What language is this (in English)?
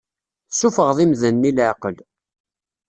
Kabyle